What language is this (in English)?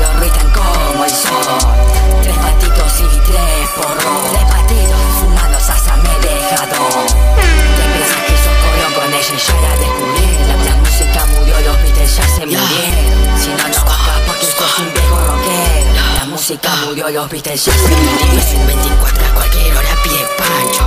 Italian